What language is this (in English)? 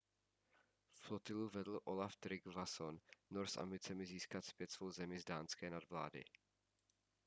Czech